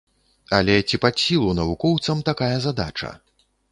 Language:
Belarusian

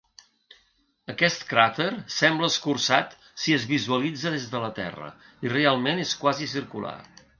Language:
Catalan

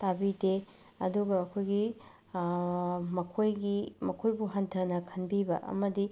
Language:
Manipuri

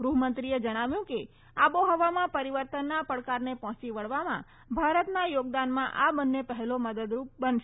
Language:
Gujarati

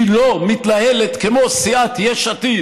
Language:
Hebrew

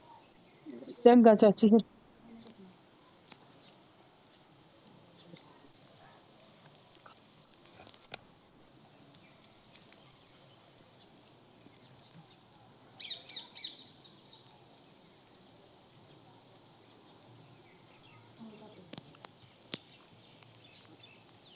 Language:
Punjabi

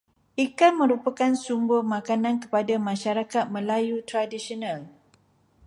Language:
Malay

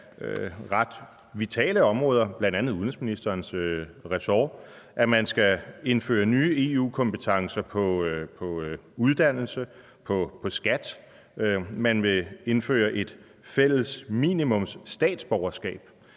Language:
Danish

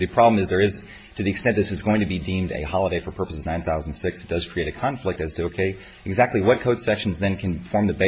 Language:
English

